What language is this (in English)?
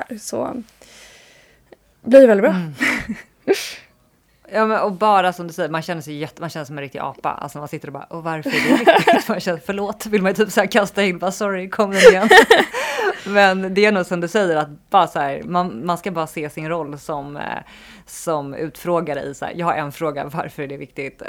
Swedish